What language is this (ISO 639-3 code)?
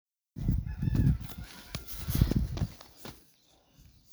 som